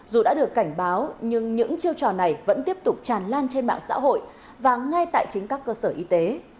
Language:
Vietnamese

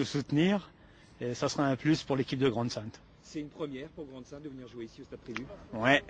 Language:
French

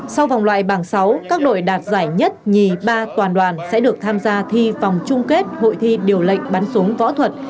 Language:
Vietnamese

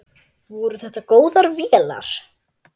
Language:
Icelandic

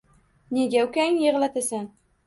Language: Uzbek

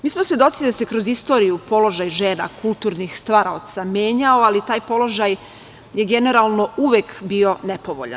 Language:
Serbian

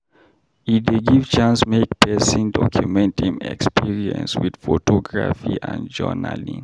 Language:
Nigerian Pidgin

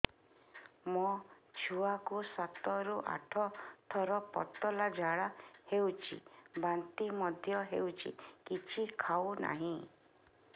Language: Odia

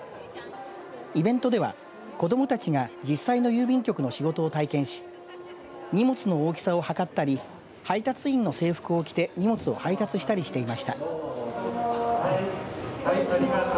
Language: Japanese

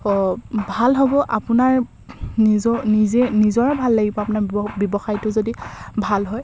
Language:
Assamese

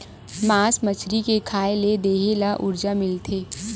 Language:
Chhattisgarhi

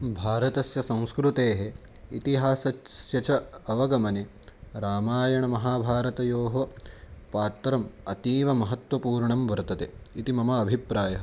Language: Sanskrit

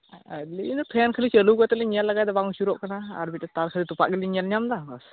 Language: Santali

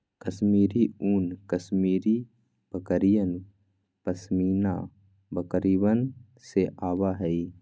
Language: Magahi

